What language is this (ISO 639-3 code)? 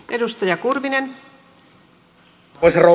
fin